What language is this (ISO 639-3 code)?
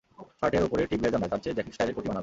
ben